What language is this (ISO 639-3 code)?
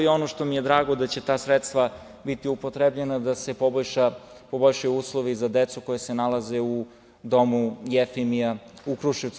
srp